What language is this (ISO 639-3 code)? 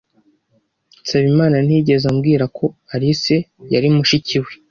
kin